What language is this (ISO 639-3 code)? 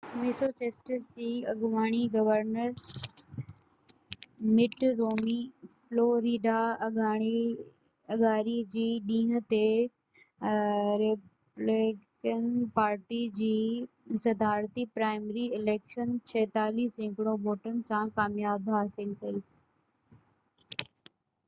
snd